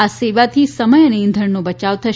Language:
Gujarati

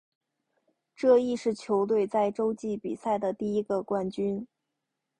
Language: Chinese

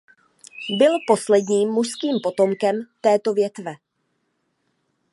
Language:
Czech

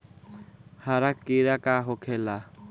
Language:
Bhojpuri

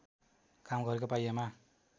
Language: Nepali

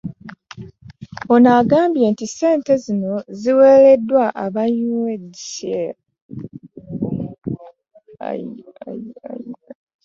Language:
Ganda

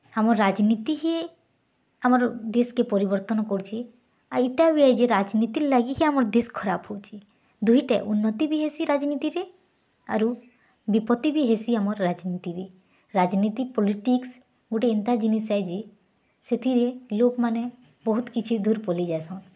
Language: Odia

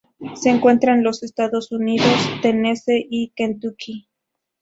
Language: Spanish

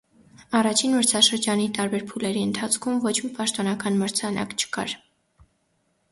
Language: Armenian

